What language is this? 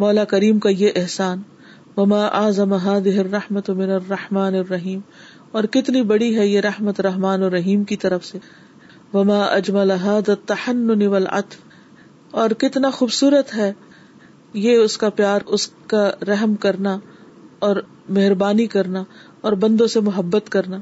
Urdu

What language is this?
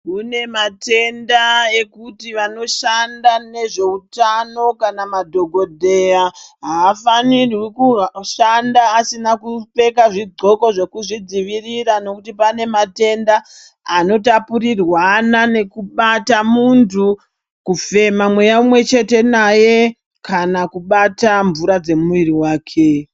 Ndau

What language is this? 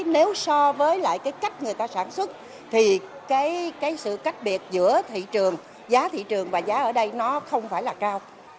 Vietnamese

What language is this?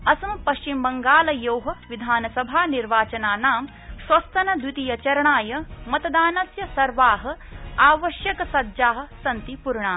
Sanskrit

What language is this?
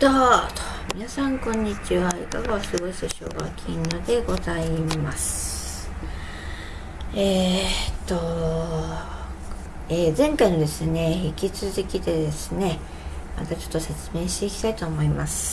Japanese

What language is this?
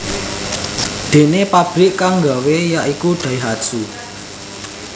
Javanese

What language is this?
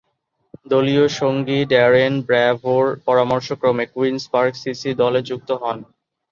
Bangla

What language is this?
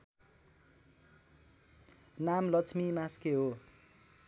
Nepali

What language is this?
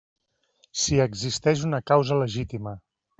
Catalan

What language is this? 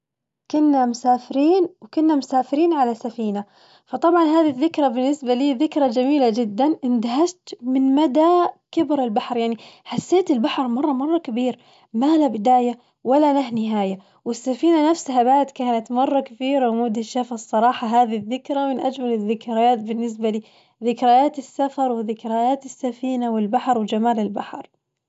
Najdi Arabic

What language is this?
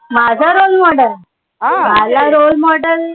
Marathi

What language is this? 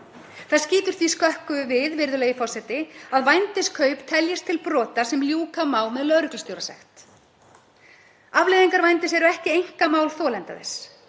Icelandic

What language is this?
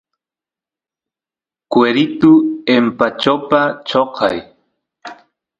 Santiago del Estero Quichua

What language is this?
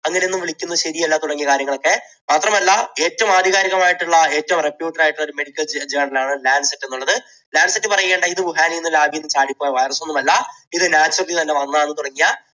Malayalam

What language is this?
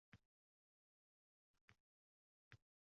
Uzbek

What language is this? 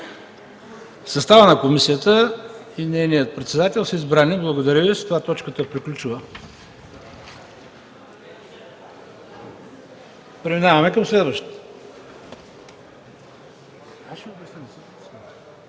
Bulgarian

